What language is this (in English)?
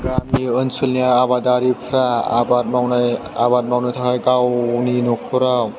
Bodo